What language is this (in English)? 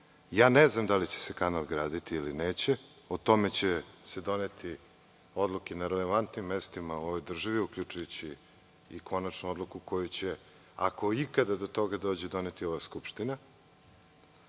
Serbian